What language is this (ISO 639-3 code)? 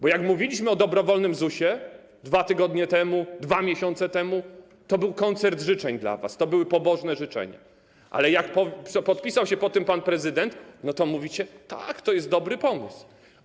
pol